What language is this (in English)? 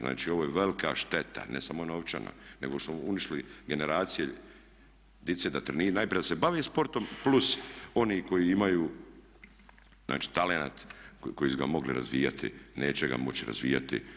Croatian